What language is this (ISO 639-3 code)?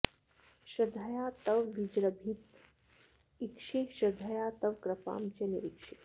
san